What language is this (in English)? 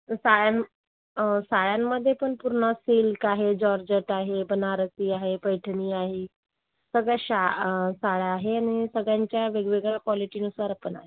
Marathi